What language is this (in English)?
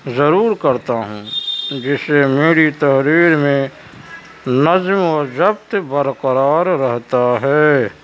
Urdu